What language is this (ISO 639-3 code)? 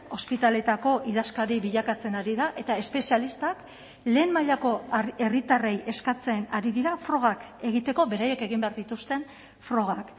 eus